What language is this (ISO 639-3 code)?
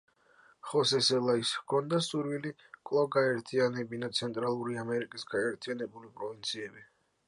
kat